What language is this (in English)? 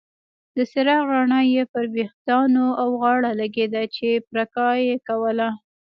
Pashto